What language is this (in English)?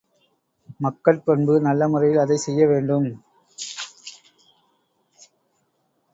Tamil